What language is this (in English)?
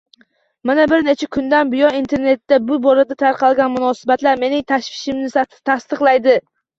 Uzbek